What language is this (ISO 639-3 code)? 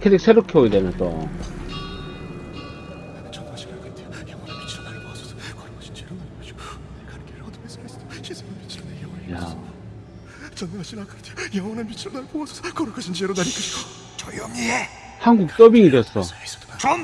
kor